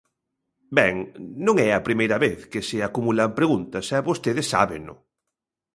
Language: Galician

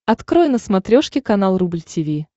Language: Russian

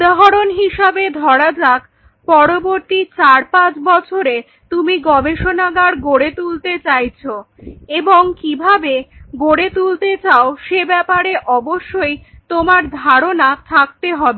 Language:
Bangla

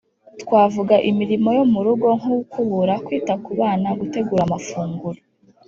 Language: Kinyarwanda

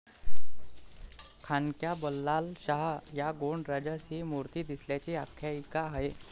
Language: Marathi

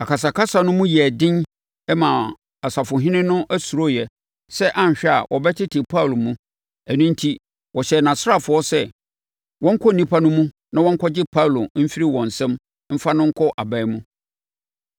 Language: Akan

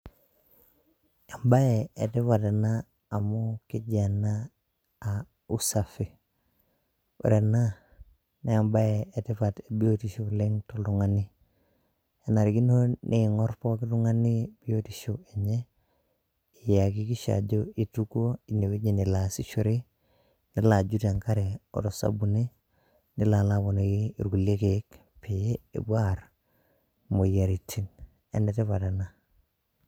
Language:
Masai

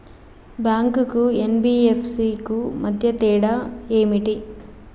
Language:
Telugu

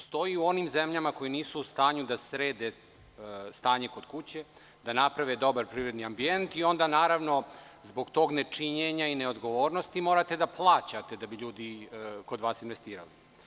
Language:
Serbian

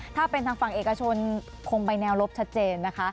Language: Thai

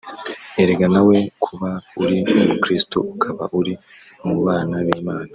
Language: Kinyarwanda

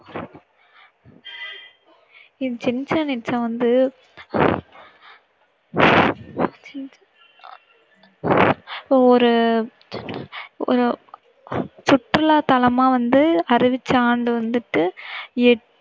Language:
Tamil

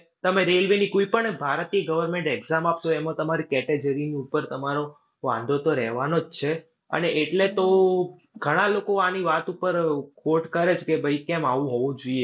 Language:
Gujarati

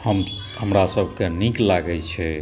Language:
Maithili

